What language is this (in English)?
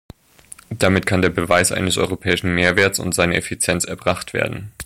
German